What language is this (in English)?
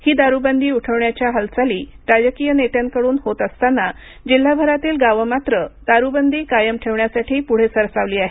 Marathi